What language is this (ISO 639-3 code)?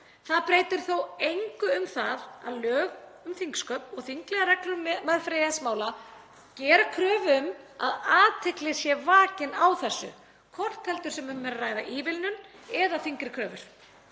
isl